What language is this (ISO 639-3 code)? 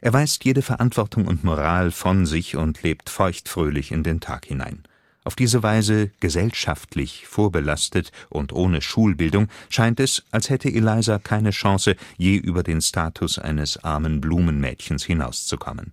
deu